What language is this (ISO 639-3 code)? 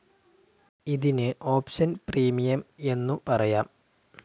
mal